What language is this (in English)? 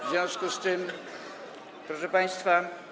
Polish